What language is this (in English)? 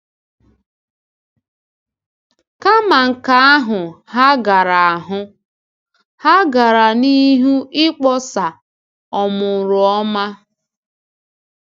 Igbo